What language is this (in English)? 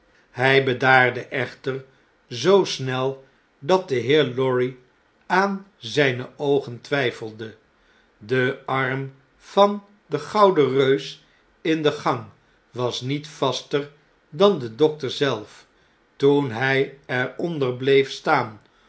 Dutch